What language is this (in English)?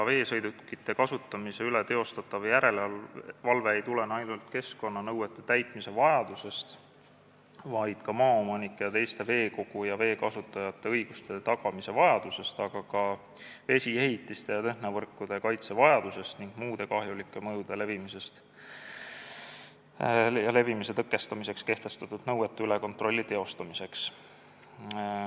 Estonian